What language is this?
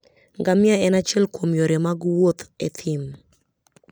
Luo (Kenya and Tanzania)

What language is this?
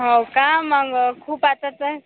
Marathi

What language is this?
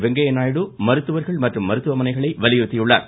Tamil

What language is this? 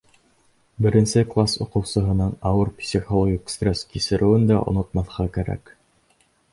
Bashkir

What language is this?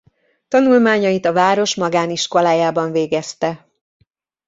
Hungarian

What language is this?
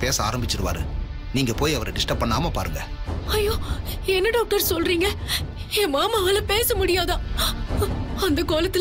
Tamil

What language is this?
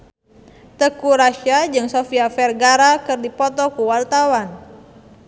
Sundanese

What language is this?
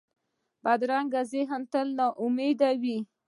Pashto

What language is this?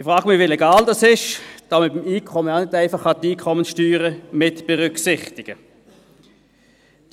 Swiss German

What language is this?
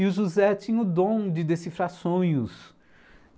Portuguese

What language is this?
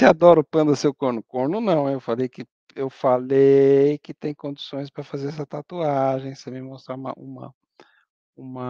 Portuguese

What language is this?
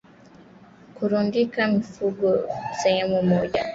Swahili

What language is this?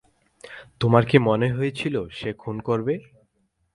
Bangla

